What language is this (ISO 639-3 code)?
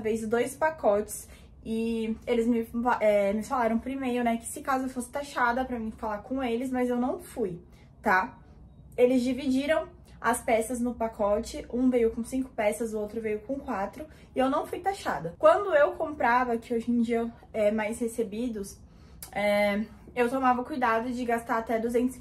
por